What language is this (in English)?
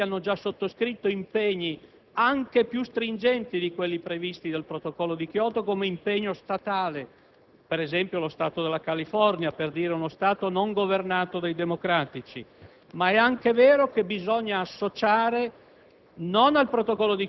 Italian